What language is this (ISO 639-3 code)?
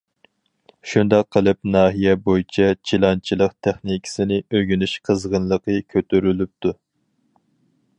uig